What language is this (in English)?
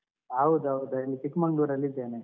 Kannada